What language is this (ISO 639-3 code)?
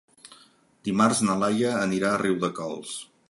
cat